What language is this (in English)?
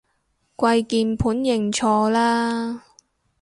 Cantonese